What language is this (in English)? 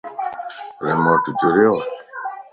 Lasi